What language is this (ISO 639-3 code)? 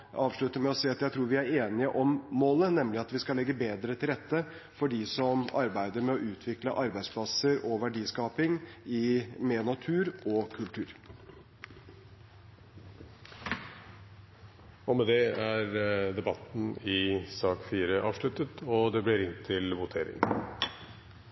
nob